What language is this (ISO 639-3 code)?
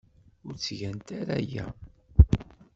kab